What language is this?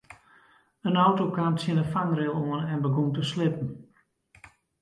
Western Frisian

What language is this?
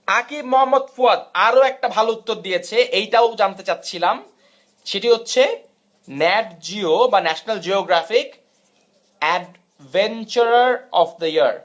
Bangla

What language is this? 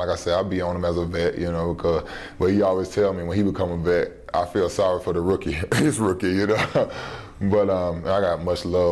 German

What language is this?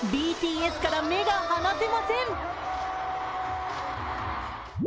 Japanese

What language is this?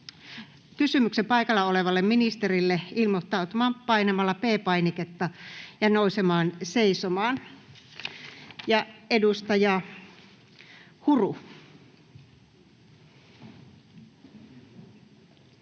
Finnish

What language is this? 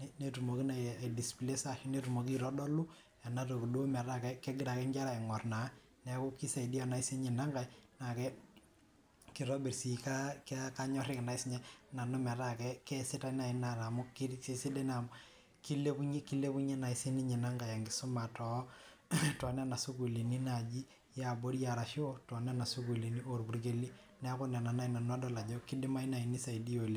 Masai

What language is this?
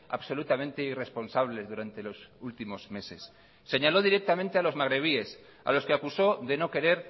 Spanish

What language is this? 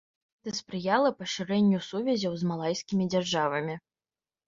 Belarusian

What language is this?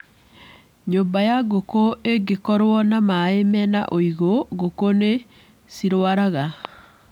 Kikuyu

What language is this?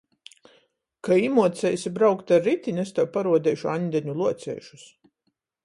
Latgalian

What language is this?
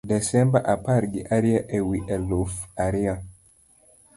Luo (Kenya and Tanzania)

